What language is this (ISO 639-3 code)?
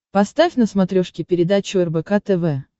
rus